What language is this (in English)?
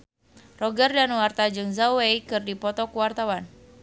Sundanese